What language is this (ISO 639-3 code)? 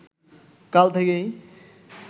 ben